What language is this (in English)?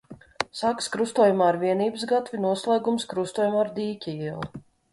Latvian